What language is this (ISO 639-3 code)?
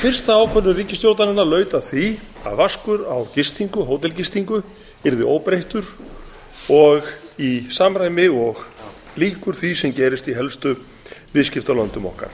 isl